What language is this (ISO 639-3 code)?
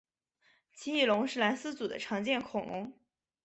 zho